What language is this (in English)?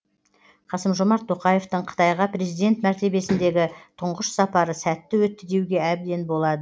Kazakh